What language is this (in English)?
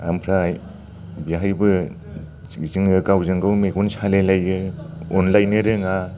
Bodo